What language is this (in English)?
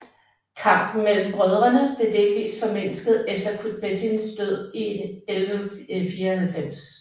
Danish